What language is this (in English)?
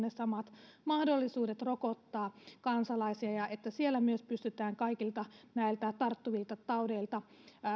Finnish